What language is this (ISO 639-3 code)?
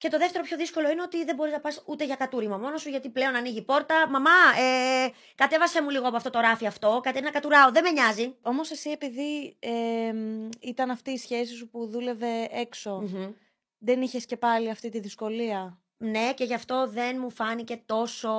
ell